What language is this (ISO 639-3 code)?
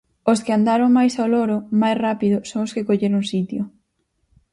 glg